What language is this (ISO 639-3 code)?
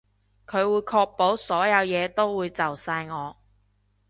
yue